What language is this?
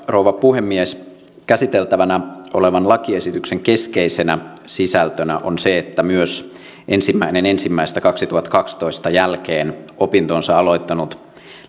Finnish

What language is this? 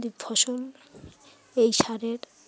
Bangla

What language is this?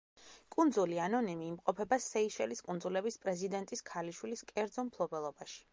Georgian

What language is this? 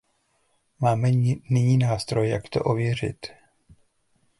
Czech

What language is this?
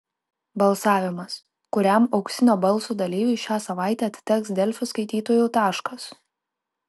Lithuanian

